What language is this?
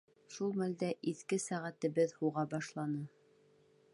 Bashkir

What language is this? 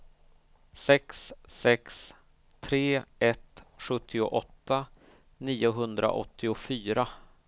Swedish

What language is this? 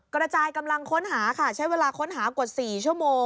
Thai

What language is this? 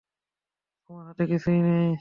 Bangla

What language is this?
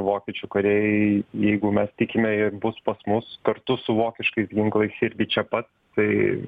Lithuanian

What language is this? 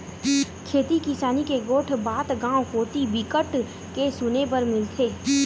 Chhattisgarhi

